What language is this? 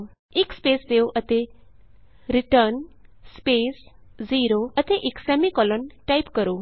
Punjabi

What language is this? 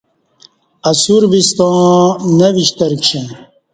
Kati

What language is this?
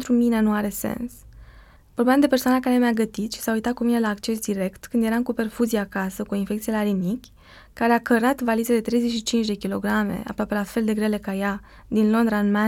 Romanian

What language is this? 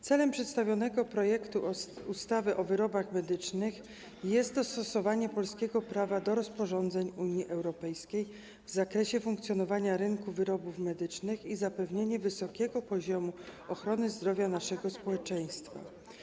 Polish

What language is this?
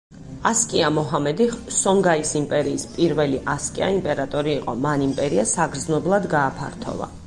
Georgian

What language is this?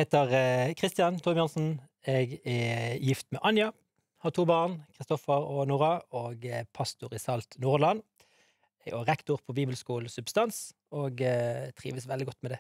Norwegian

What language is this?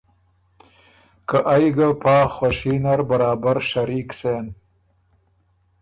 Ormuri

